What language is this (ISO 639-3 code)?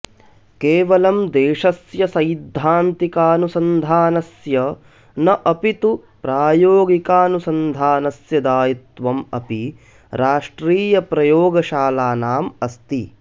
san